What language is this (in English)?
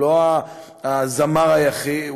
Hebrew